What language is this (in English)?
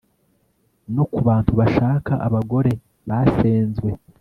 Kinyarwanda